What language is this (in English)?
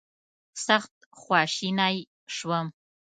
Pashto